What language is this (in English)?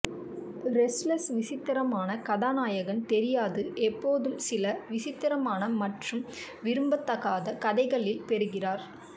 Tamil